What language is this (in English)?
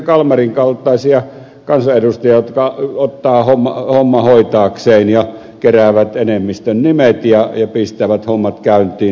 Finnish